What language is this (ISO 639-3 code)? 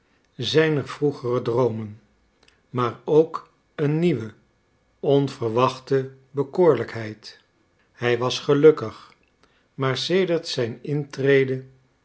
nld